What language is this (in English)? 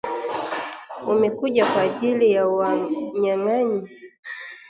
Swahili